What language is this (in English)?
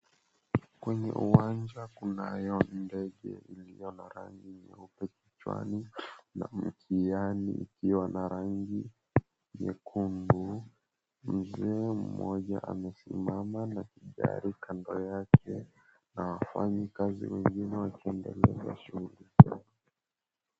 Swahili